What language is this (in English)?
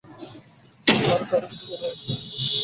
Bangla